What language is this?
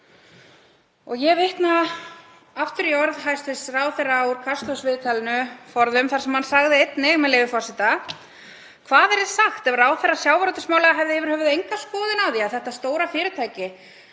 Icelandic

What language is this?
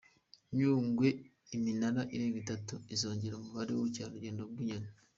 Kinyarwanda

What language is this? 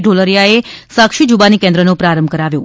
Gujarati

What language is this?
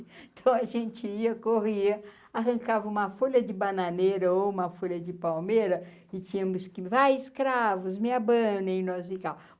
Portuguese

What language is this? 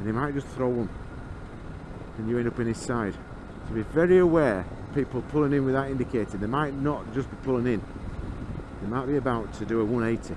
English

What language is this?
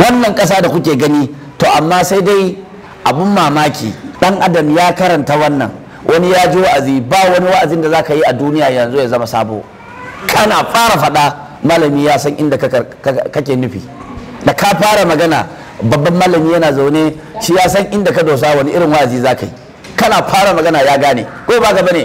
Hindi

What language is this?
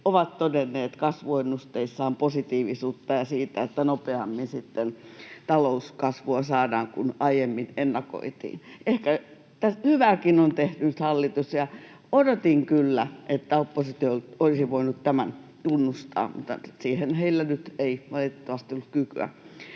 Finnish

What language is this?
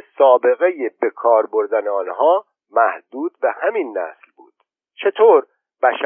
Persian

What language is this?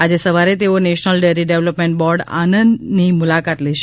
Gujarati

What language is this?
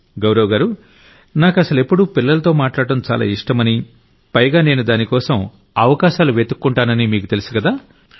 Telugu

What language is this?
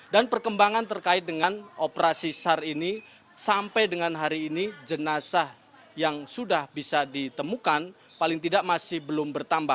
Indonesian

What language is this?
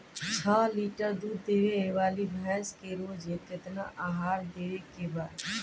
Bhojpuri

